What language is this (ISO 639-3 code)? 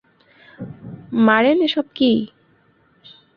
ben